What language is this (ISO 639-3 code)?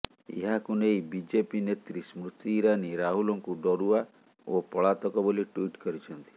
ori